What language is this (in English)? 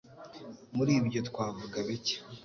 Kinyarwanda